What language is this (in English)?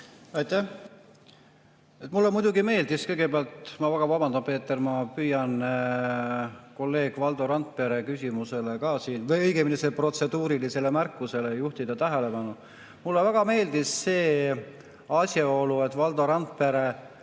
Estonian